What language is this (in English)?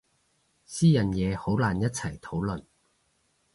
Cantonese